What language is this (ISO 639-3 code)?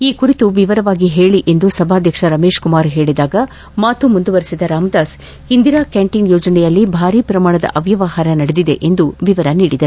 kan